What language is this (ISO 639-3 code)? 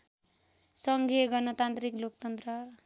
nep